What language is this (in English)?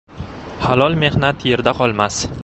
Uzbek